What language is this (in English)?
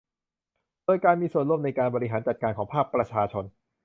Thai